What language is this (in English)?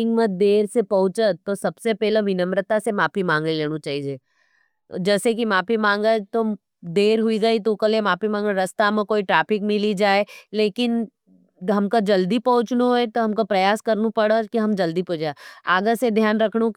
Nimadi